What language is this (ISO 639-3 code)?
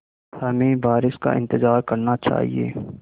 hin